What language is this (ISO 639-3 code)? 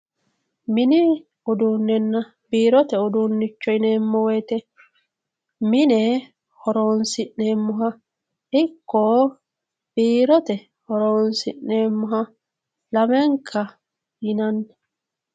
sid